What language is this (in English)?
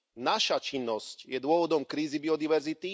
Slovak